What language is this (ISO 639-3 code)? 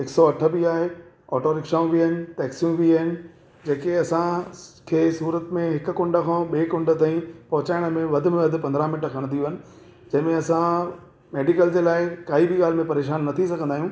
snd